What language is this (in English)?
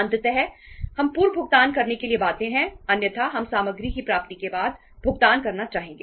Hindi